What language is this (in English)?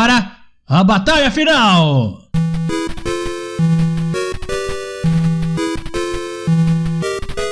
Portuguese